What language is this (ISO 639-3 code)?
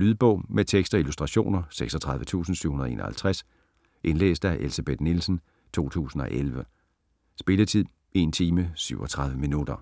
dan